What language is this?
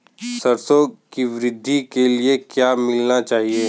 Hindi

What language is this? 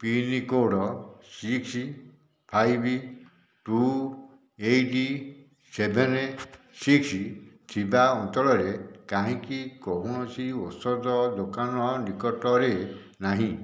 Odia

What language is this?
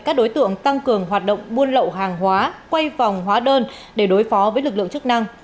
Vietnamese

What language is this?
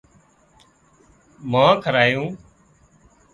Wadiyara Koli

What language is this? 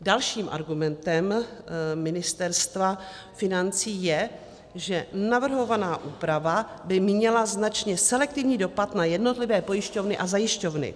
Czech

